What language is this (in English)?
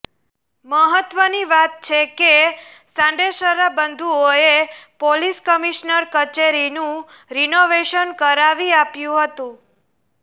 Gujarati